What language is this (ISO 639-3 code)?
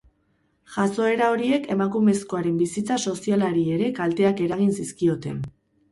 eus